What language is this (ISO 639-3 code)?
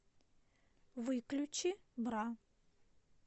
rus